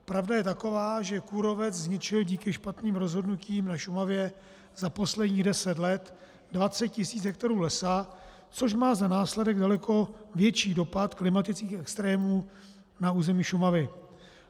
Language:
Czech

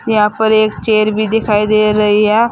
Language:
Hindi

